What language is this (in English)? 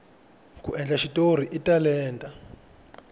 Tsonga